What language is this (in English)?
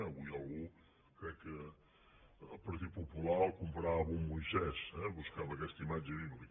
Catalan